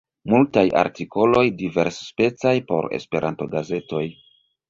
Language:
Esperanto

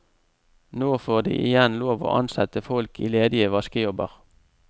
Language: Norwegian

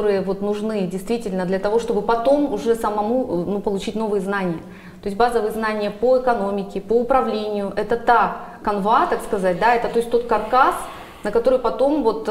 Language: Russian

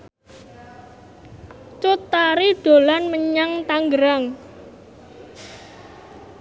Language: Javanese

